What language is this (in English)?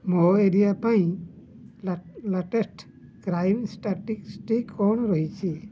Odia